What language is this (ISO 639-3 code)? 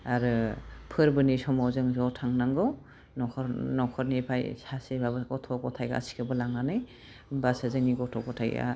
brx